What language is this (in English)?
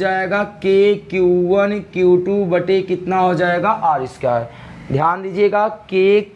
Hindi